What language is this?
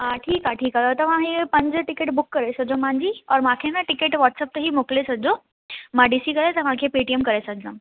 Sindhi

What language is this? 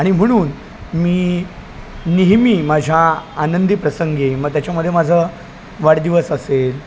Marathi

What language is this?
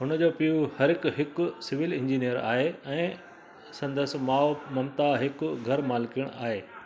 Sindhi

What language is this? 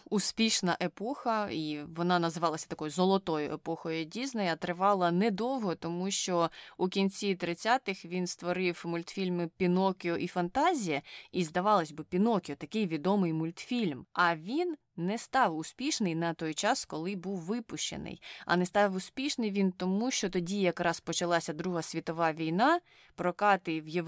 Ukrainian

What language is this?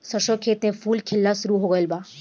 Bhojpuri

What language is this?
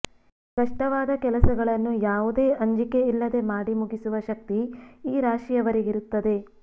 Kannada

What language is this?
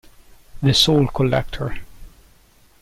Italian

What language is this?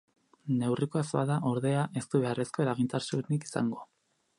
Basque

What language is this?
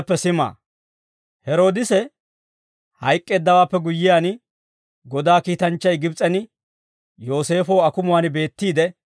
Dawro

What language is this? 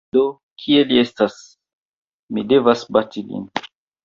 Esperanto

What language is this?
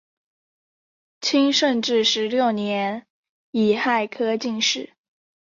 Chinese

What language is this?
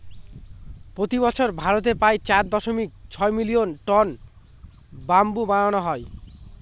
Bangla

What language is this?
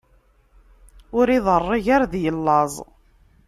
Kabyle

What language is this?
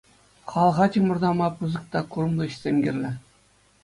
Chuvash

